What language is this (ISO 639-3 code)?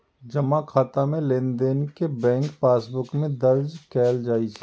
mai